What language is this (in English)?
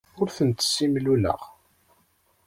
Kabyle